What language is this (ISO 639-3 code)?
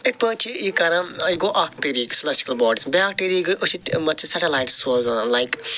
kas